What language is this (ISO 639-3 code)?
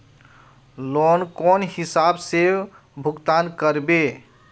mag